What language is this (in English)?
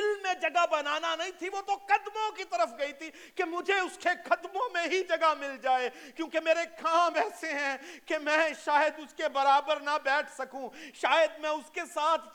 Urdu